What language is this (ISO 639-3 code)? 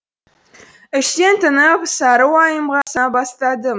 kaz